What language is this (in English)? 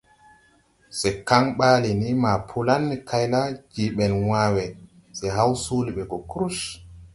Tupuri